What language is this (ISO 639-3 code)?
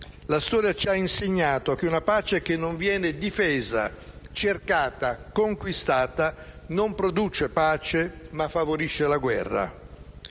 ita